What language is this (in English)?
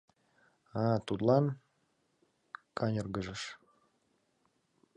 Mari